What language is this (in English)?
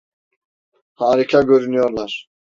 Turkish